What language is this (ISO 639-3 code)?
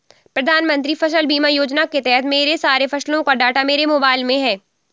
hin